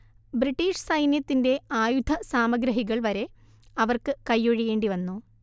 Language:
Malayalam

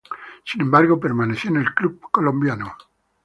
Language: Spanish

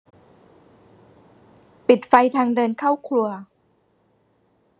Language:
Thai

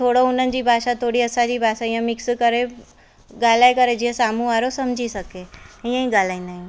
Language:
Sindhi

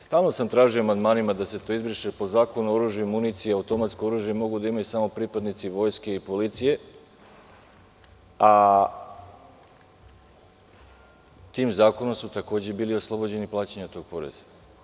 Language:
Serbian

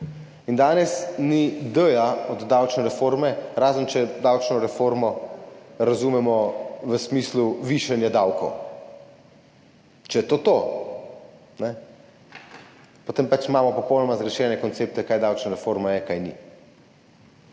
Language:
Slovenian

